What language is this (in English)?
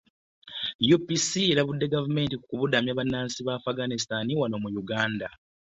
Ganda